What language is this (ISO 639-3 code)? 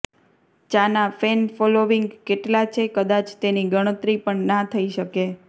guj